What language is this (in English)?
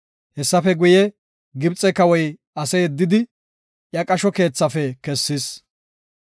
Gofa